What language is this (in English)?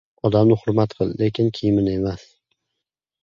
Uzbek